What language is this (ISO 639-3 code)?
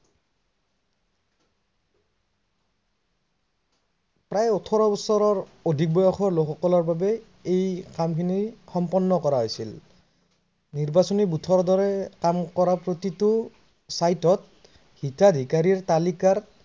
asm